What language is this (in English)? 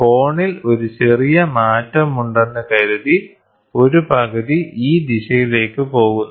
Malayalam